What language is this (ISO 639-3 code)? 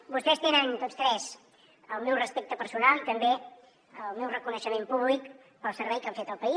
cat